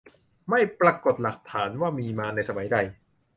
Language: Thai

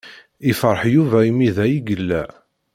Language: Kabyle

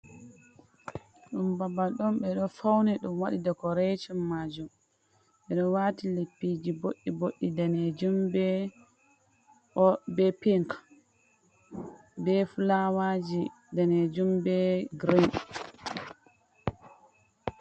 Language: Fula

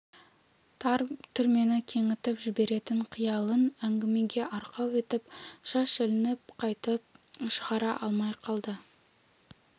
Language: Kazakh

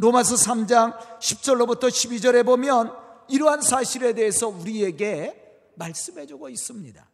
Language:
Korean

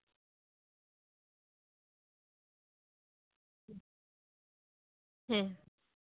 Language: Santali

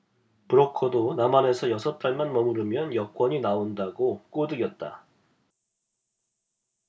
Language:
Korean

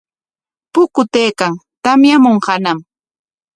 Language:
Corongo Ancash Quechua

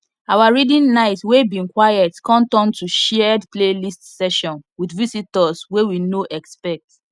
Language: Nigerian Pidgin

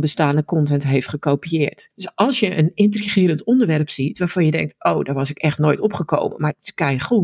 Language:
Dutch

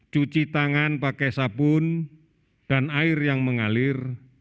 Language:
Indonesian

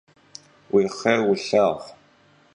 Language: Kabardian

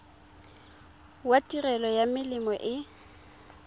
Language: Tswana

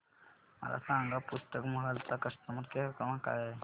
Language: Marathi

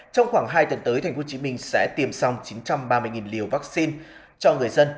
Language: Vietnamese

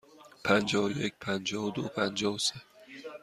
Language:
Persian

